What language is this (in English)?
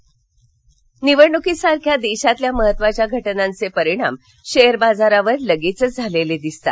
Marathi